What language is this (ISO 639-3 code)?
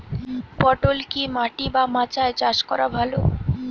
ben